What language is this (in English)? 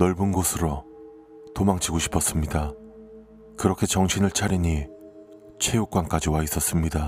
Korean